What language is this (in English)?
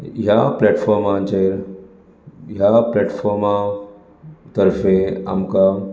Konkani